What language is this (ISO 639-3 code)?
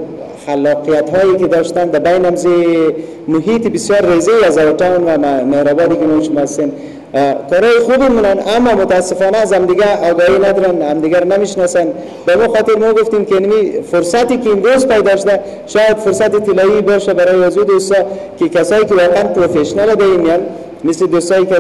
fas